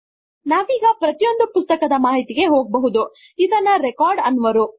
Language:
Kannada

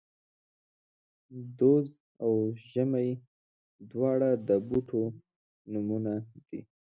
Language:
Pashto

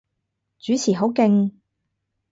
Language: Cantonese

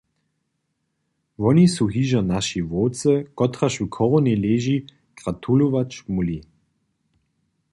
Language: Upper Sorbian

